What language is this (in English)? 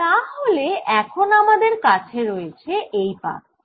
Bangla